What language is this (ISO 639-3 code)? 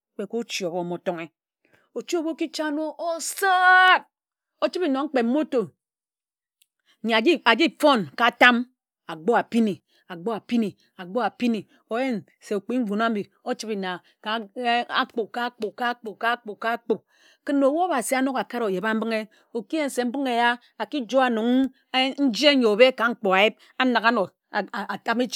etu